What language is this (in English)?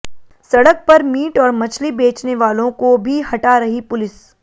Hindi